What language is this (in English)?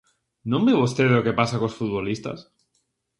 Galician